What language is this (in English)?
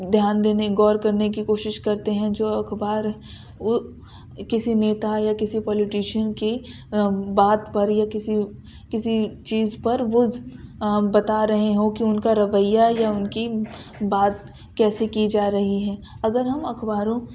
Urdu